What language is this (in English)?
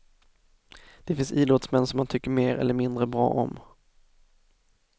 Swedish